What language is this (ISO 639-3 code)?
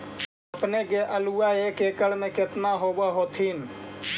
mag